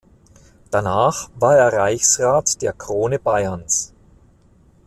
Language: German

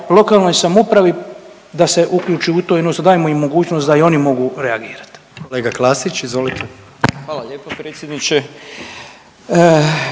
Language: Croatian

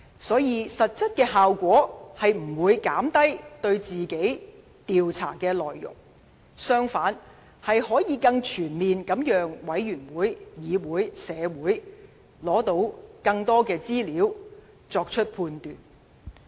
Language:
Cantonese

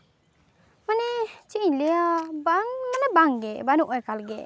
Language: Santali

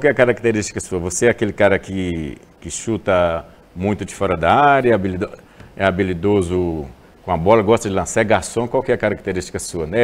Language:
Portuguese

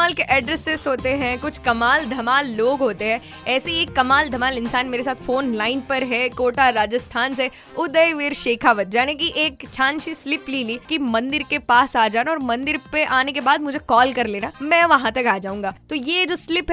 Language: Marathi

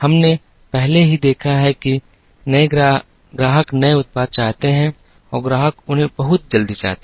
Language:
Hindi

